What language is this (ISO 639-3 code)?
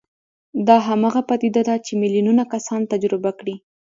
pus